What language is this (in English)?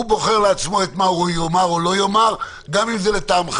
Hebrew